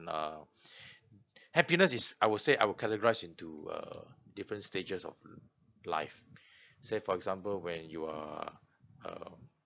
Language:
English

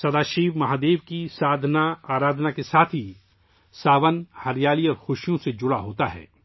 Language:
Urdu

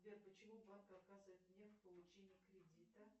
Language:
Russian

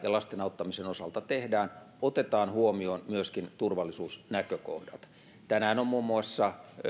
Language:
Finnish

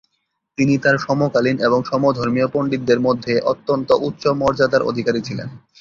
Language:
Bangla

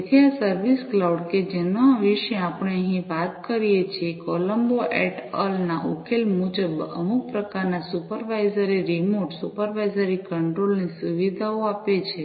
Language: Gujarati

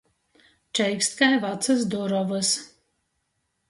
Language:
Latgalian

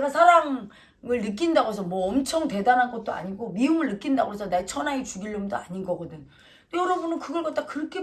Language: Korean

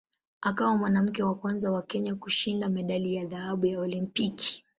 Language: Swahili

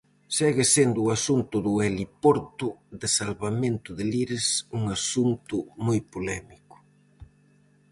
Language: Galician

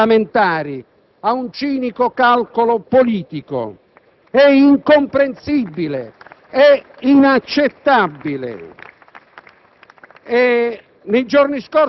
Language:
Italian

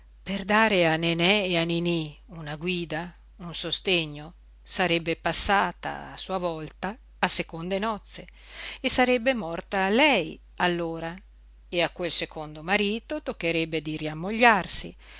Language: Italian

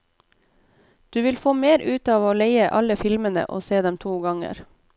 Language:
Norwegian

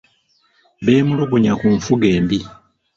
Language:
Ganda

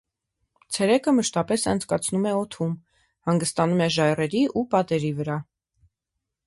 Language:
Armenian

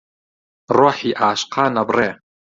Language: Central Kurdish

